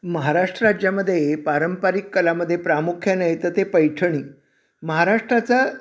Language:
Marathi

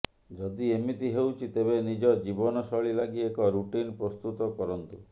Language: Odia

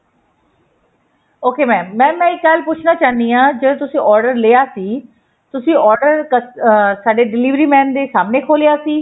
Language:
Punjabi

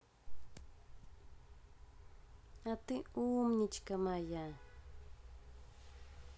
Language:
Russian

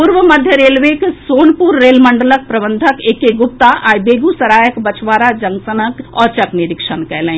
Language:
Maithili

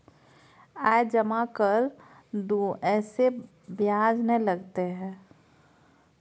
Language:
Maithili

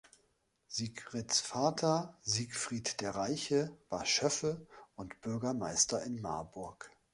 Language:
German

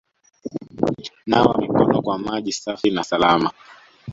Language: Swahili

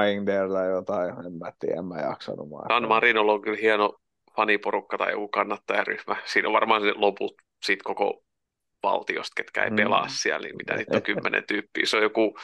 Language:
Finnish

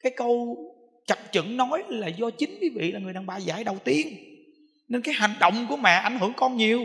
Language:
Vietnamese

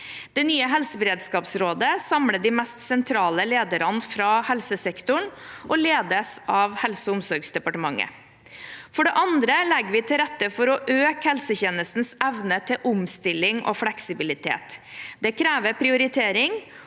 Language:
Norwegian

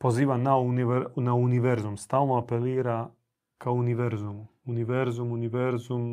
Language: Croatian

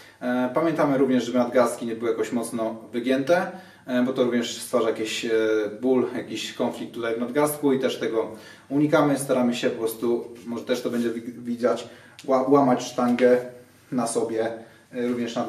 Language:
Polish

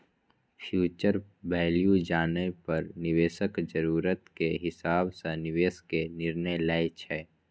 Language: Maithili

